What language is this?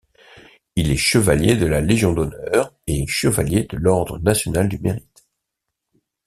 French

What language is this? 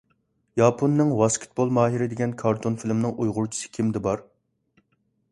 Uyghur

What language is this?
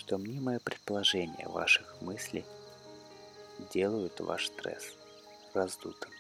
Russian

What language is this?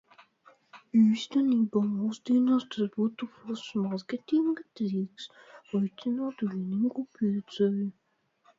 Latvian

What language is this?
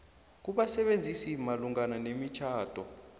South Ndebele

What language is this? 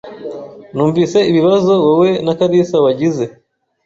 Kinyarwanda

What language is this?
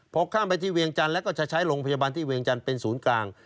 Thai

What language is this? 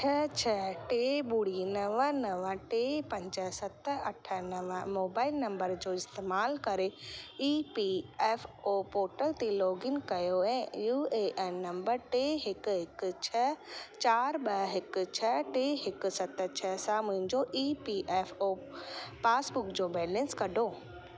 Sindhi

